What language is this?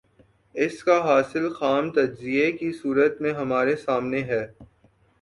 Urdu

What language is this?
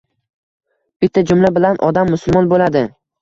Uzbek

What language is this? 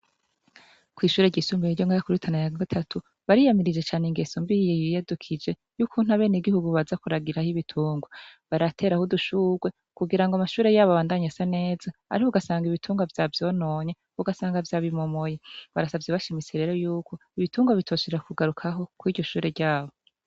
Rundi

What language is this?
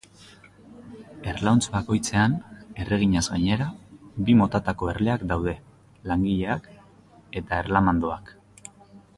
Basque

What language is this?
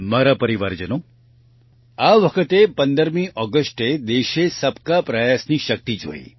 Gujarati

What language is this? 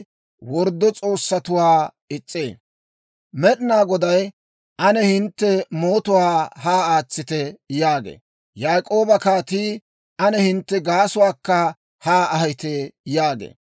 Dawro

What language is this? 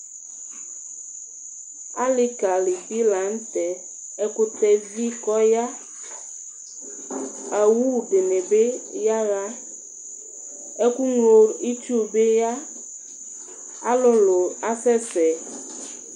Ikposo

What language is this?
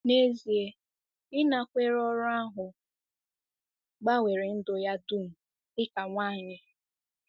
Igbo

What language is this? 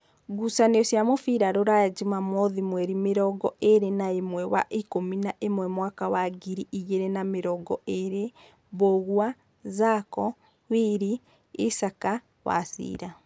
Kikuyu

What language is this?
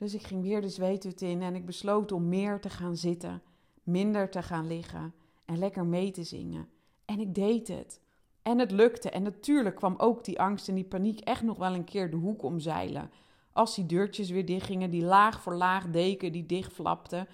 Dutch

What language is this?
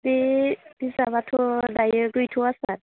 Bodo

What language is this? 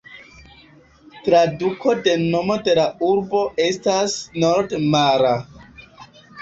Esperanto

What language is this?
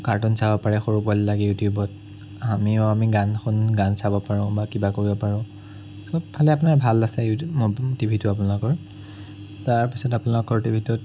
Assamese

